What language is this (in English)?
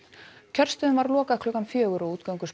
Icelandic